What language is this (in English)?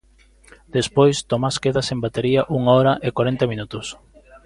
Galician